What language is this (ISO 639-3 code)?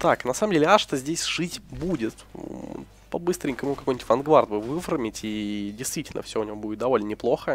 rus